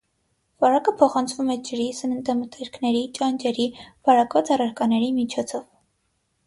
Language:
Armenian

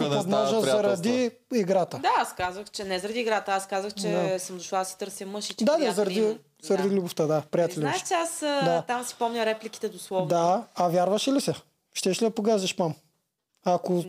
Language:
Bulgarian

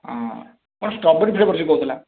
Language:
Odia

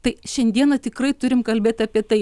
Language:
Lithuanian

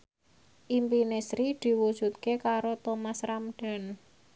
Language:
Javanese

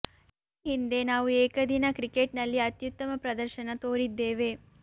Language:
Kannada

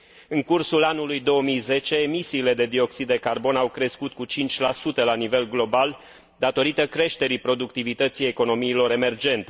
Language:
Romanian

